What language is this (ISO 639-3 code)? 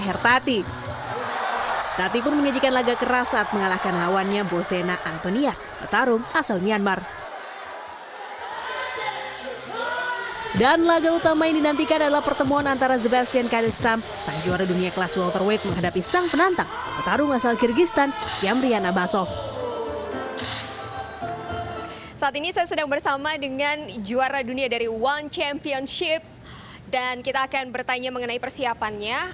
ind